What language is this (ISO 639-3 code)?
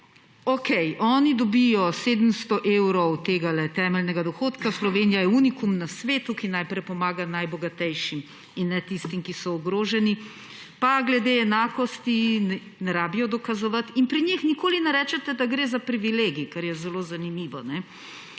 slv